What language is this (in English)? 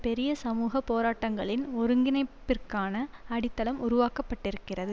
Tamil